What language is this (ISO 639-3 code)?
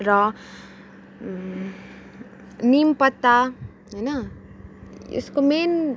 nep